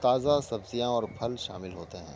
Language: Urdu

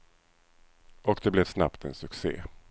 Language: Swedish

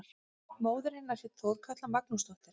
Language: Icelandic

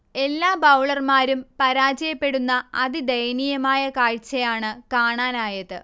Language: Malayalam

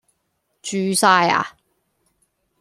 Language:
Cantonese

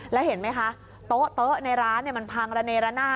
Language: Thai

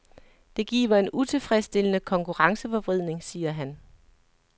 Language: Danish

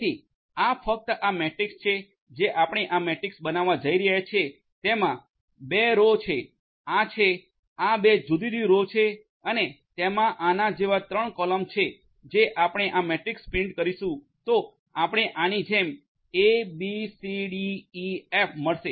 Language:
Gujarati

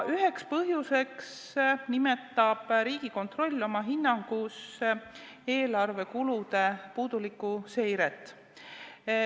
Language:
Estonian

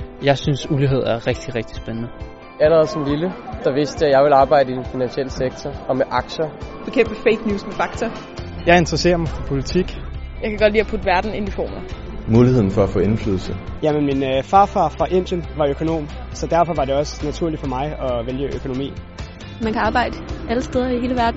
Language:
Danish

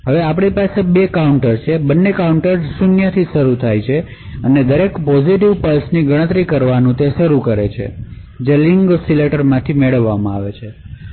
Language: Gujarati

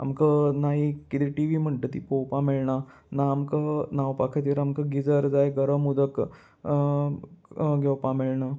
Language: Konkani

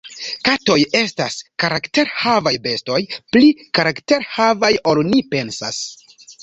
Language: Esperanto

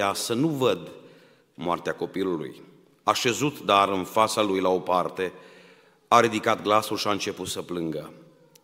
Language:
Romanian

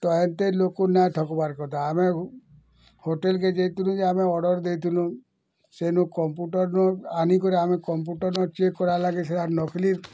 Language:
Odia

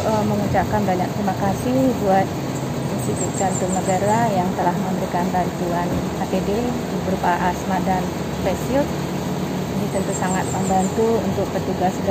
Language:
Indonesian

